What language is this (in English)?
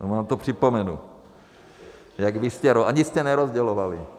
Czech